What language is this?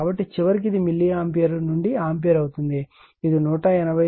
Telugu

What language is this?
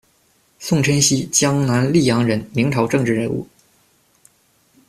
Chinese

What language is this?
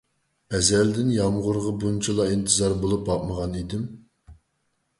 Uyghur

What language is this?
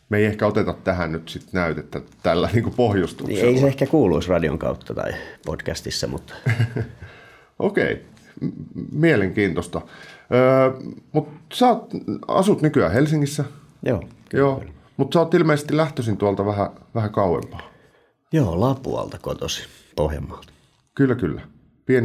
Finnish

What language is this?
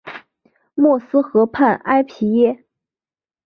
Chinese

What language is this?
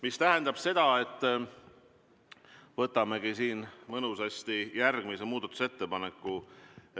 Estonian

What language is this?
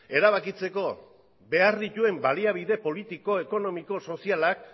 Basque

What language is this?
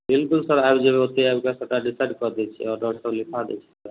Maithili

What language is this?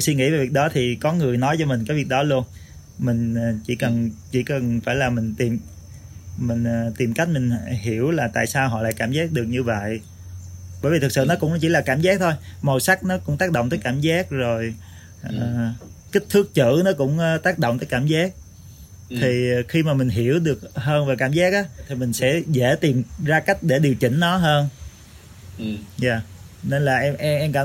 Vietnamese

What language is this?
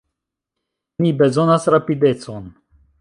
Esperanto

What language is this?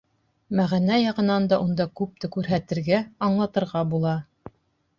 Bashkir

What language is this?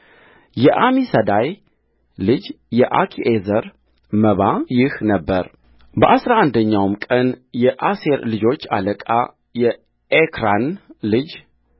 Amharic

